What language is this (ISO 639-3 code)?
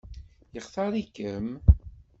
kab